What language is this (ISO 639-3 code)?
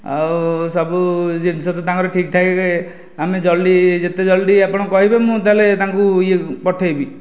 ori